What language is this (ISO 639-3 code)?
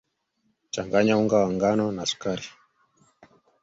swa